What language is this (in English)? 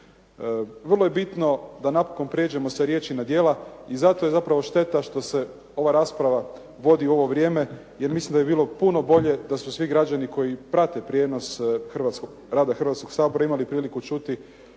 Croatian